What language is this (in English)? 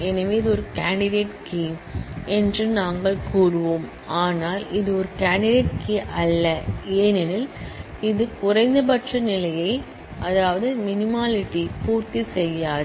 Tamil